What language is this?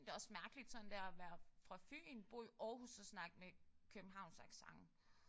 Danish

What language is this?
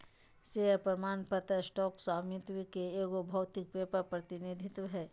Magahi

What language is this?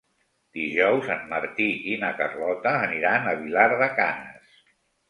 Catalan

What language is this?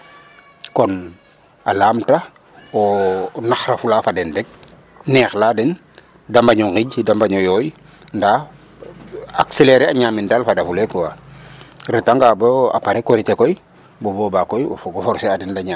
Serer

